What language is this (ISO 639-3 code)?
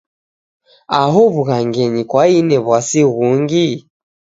dav